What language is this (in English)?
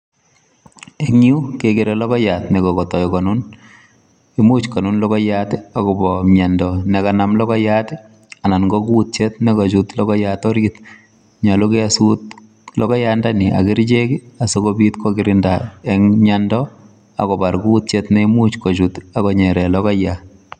Kalenjin